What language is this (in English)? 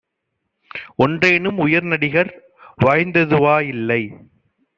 Tamil